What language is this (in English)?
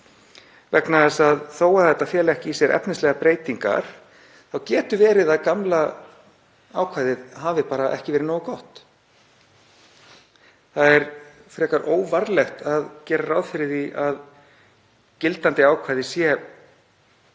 Icelandic